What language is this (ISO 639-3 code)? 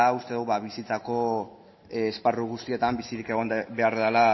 eus